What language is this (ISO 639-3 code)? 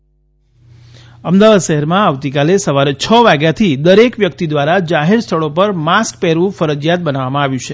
guj